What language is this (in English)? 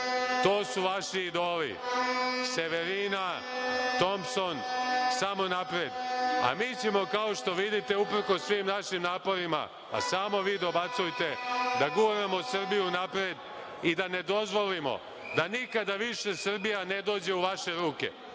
Serbian